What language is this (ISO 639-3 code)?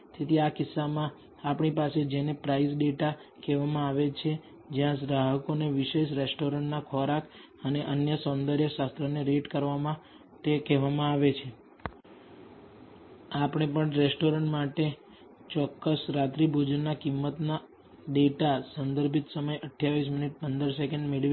guj